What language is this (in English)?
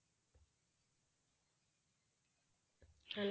Punjabi